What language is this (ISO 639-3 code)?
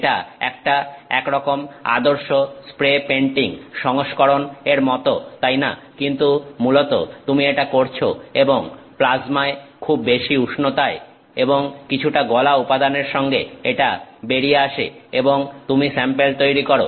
ben